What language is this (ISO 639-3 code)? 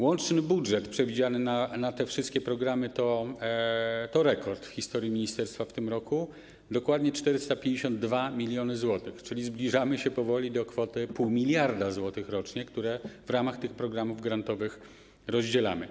pol